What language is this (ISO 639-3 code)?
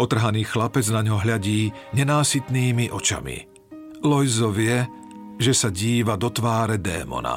slk